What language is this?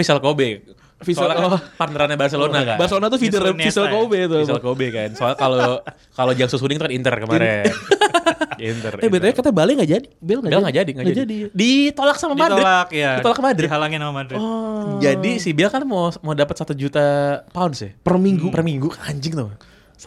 Indonesian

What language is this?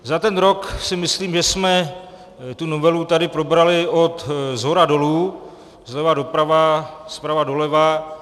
Czech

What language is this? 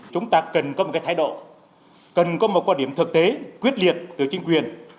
Vietnamese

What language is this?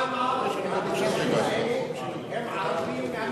Hebrew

